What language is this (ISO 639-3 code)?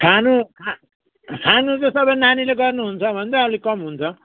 nep